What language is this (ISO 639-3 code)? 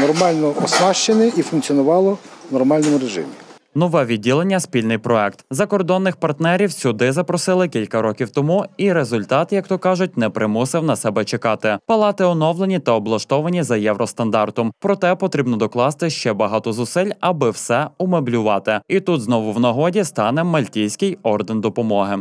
ukr